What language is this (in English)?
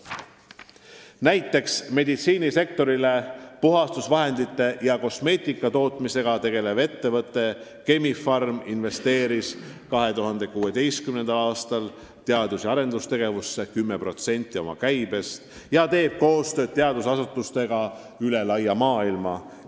Estonian